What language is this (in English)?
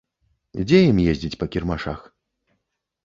Belarusian